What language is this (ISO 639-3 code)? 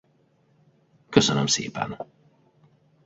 hun